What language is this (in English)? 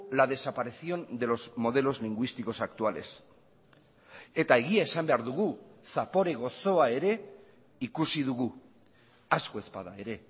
Basque